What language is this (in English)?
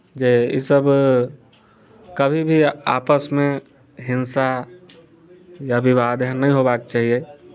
Maithili